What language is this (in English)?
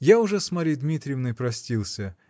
Russian